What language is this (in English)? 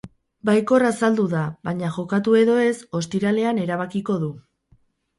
Basque